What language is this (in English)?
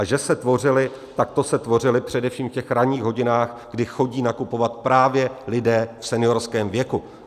Czech